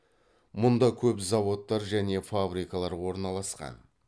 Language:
Kazakh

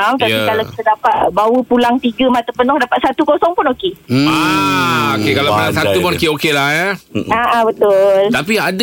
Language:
Malay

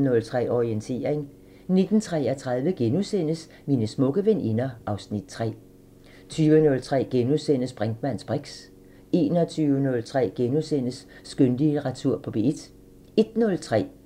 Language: Danish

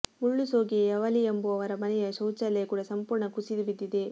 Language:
Kannada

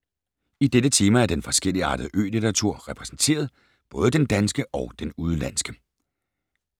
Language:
Danish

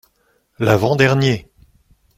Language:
French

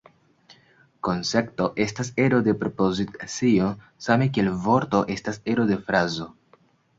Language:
Esperanto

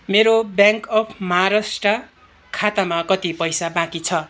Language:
Nepali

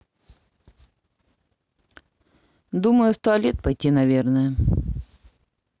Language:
Russian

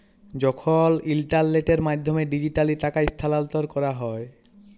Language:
Bangla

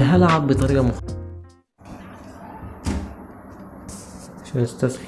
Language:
Arabic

